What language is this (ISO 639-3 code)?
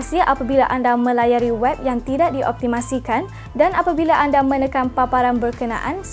msa